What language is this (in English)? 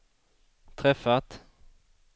Swedish